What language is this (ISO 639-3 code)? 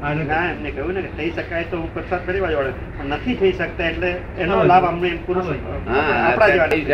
guj